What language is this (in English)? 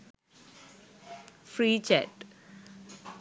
Sinhala